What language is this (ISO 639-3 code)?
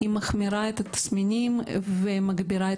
heb